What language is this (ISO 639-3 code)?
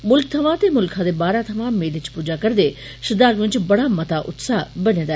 doi